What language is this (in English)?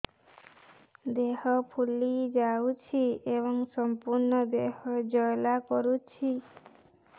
Odia